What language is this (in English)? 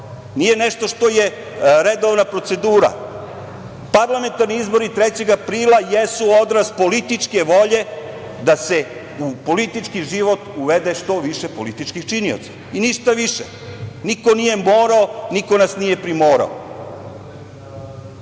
Serbian